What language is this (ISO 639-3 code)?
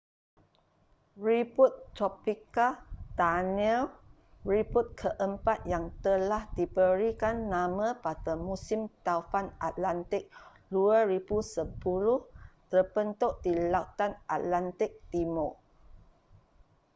msa